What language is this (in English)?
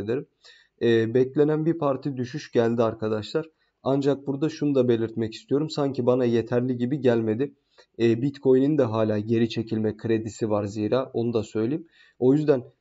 Turkish